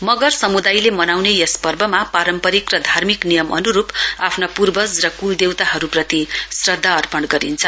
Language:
Nepali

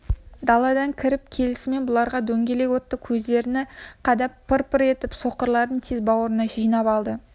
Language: Kazakh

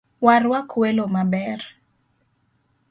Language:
Luo (Kenya and Tanzania)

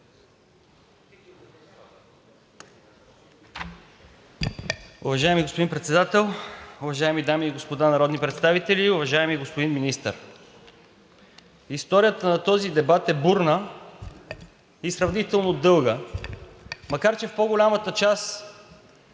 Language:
Bulgarian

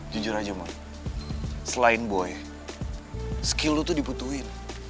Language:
Indonesian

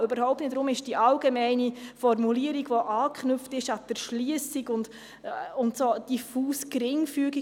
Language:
Swiss German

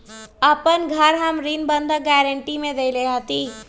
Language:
Magahi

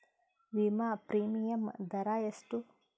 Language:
Kannada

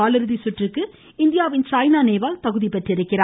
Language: Tamil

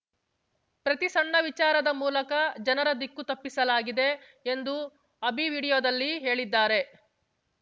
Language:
Kannada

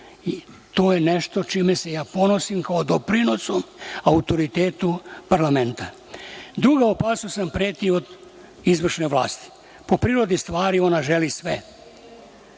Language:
Serbian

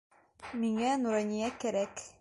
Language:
Bashkir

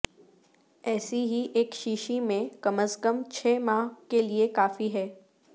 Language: Urdu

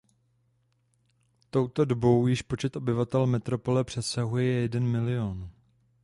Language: Czech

